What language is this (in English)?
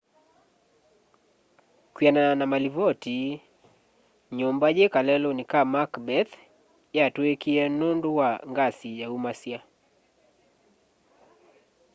Kamba